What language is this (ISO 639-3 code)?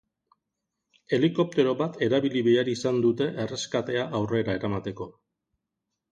eus